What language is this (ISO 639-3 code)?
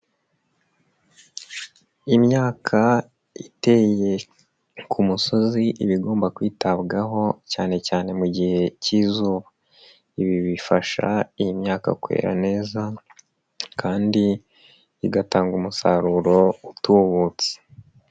kin